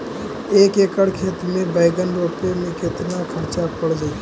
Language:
Magahi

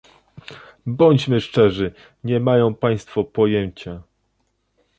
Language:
Polish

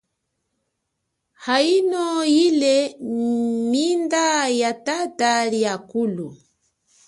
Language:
Chokwe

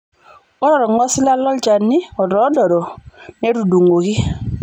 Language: Masai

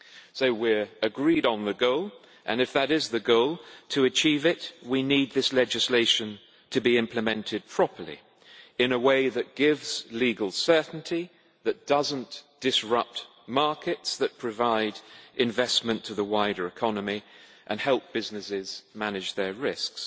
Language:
English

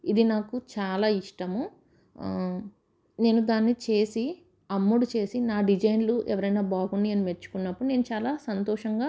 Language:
Telugu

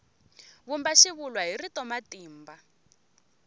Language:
Tsonga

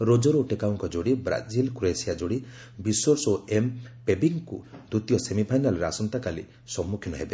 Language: Odia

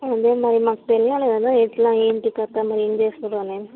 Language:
Telugu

